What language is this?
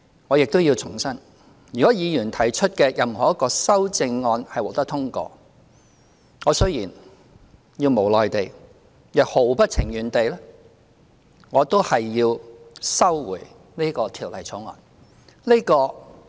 Cantonese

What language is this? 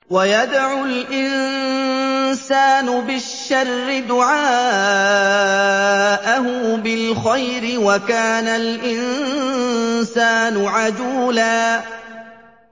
Arabic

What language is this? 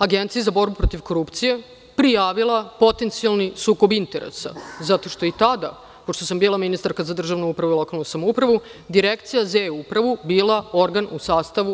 Serbian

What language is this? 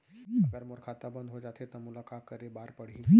Chhattisgarhi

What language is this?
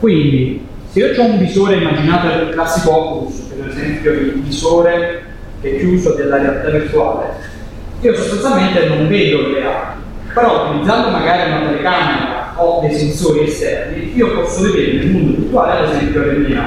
Italian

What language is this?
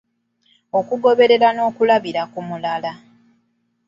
Ganda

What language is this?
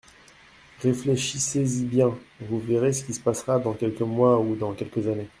French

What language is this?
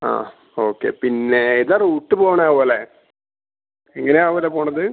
Malayalam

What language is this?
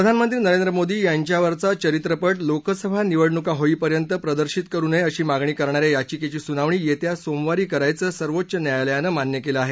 Marathi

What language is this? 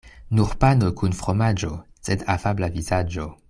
Esperanto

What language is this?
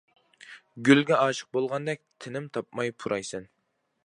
Uyghur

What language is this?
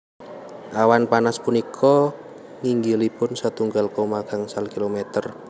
Javanese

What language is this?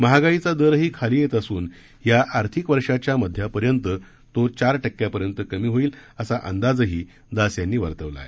Marathi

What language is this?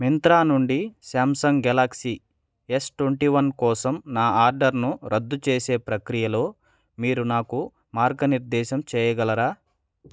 Telugu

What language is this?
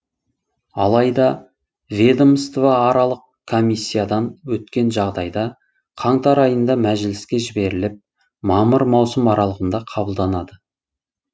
Kazakh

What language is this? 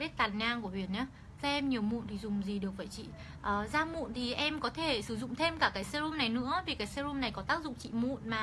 Vietnamese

